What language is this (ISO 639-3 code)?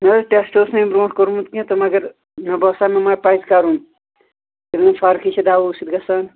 kas